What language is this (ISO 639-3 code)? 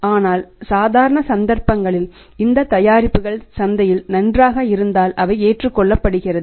tam